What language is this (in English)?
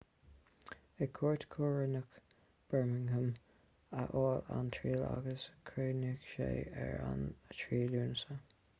Irish